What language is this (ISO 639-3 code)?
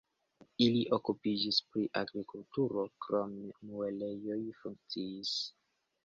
epo